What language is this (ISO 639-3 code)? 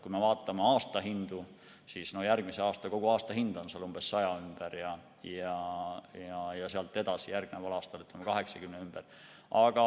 est